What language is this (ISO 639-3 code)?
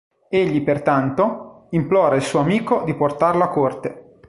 ita